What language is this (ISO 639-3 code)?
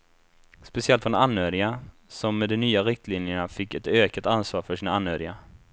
swe